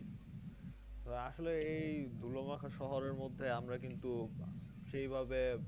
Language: Bangla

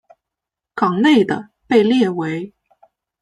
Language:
Chinese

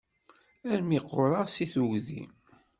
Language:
Kabyle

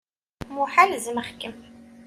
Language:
Kabyle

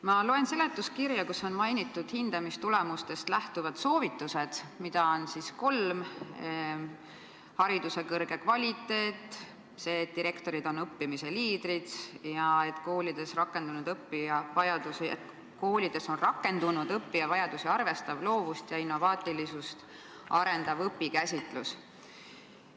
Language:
Estonian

